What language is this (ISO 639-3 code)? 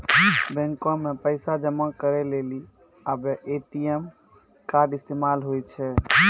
mai